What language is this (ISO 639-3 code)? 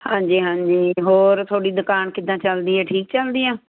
pan